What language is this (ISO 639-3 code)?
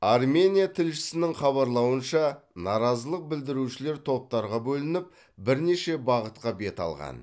kaz